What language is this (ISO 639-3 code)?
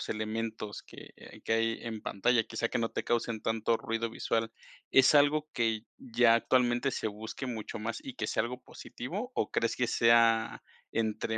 spa